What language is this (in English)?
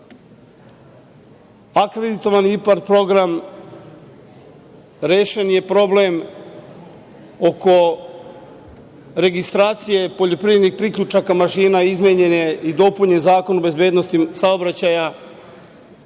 Serbian